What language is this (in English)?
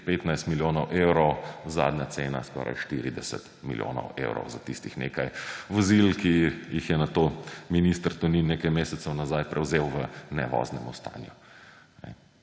Slovenian